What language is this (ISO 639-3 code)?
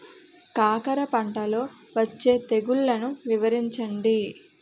tel